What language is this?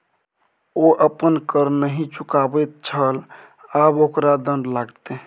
Maithili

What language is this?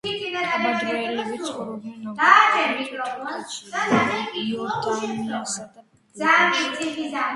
Georgian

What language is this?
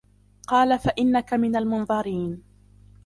Arabic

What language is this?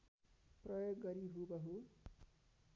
Nepali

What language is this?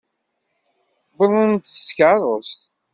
Kabyle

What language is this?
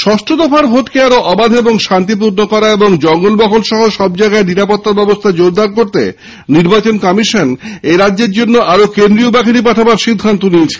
Bangla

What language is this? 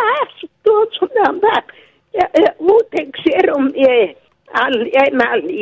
Greek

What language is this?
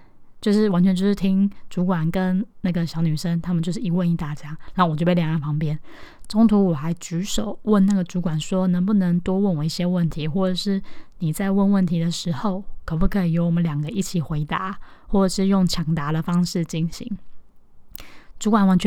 Chinese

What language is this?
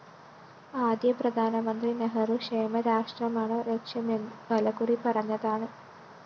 Malayalam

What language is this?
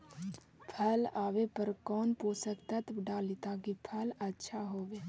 Magahi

